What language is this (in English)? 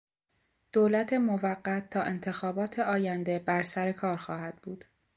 Persian